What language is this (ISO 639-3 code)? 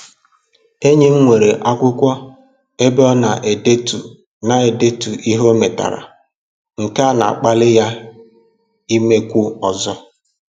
ibo